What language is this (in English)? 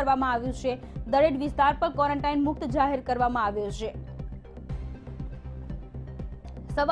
Hindi